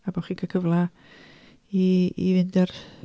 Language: Welsh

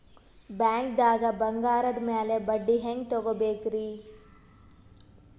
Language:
Kannada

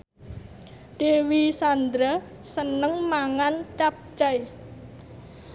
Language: Javanese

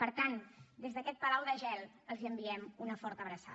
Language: Catalan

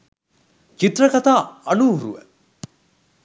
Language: Sinhala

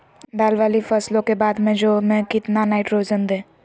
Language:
Magahi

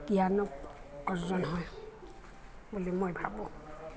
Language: Assamese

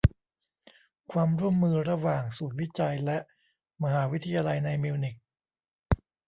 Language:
Thai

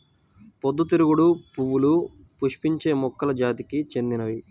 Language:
Telugu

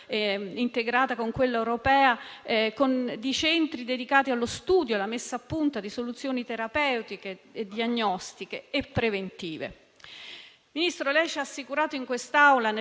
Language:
Italian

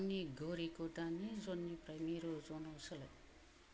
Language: Bodo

